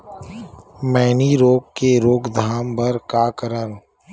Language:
Chhattisgarhi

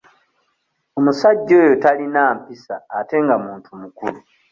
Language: Ganda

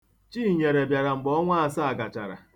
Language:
Igbo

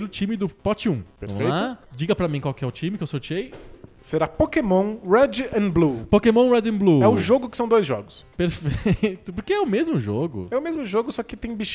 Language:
Portuguese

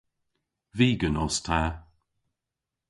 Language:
Cornish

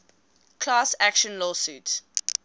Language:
English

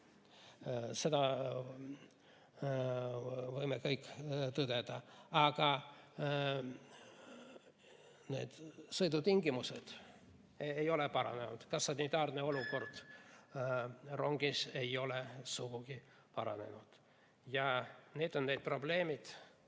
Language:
Estonian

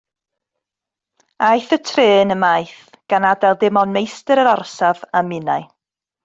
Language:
Welsh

